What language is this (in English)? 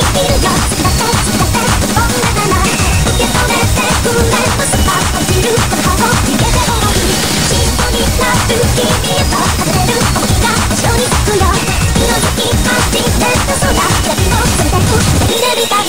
Japanese